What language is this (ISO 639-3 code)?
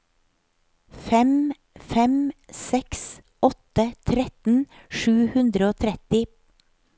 nor